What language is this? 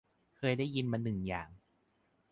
Thai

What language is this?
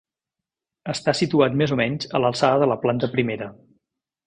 Catalan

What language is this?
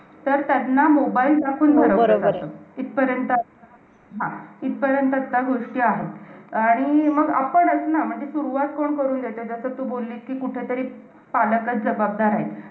Marathi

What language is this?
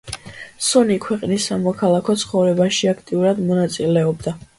Georgian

